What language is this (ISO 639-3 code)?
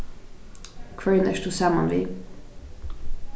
fao